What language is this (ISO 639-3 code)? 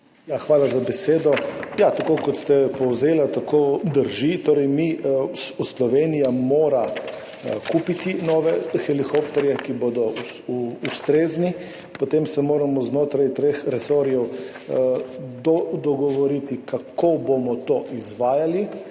slv